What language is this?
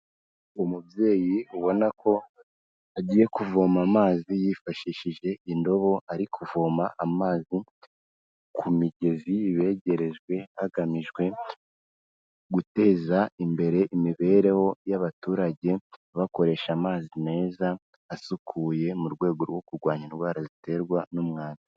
Kinyarwanda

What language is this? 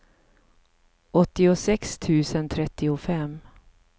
Swedish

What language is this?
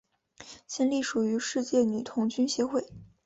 Chinese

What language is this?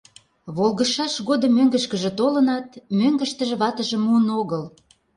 Mari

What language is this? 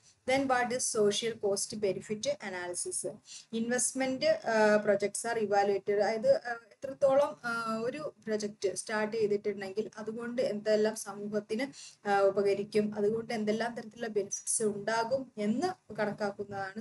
Malayalam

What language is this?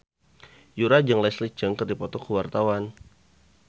Sundanese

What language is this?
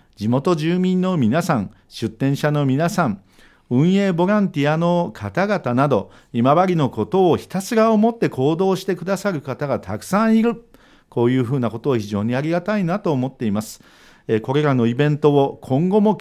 Japanese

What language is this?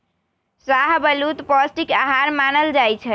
Magahi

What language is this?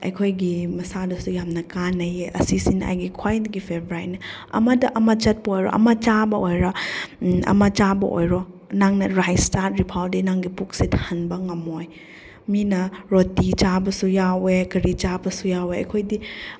Manipuri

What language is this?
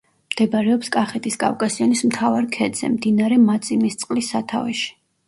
Georgian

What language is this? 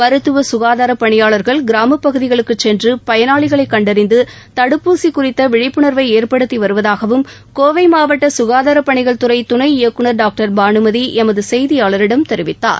Tamil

